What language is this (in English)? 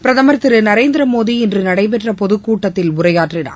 Tamil